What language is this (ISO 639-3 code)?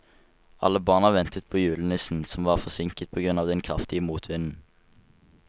nor